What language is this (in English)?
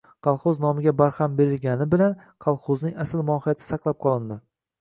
Uzbek